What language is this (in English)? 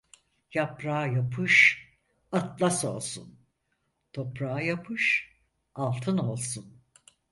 Turkish